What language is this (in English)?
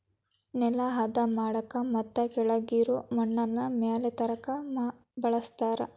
Kannada